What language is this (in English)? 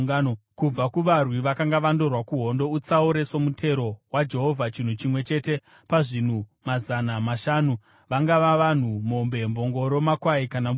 Shona